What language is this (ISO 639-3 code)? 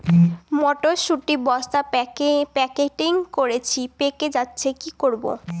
ben